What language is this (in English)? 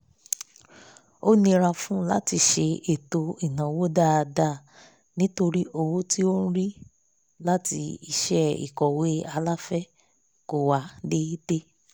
Yoruba